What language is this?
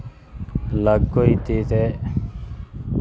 Dogri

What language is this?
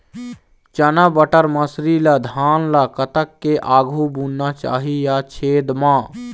Chhattisgarhi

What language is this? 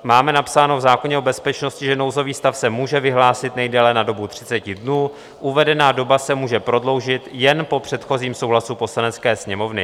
Czech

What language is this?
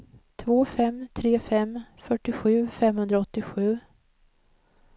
Swedish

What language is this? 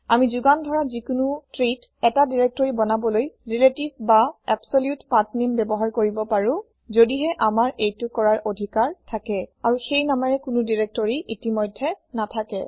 Assamese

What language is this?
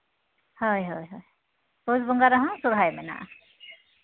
Santali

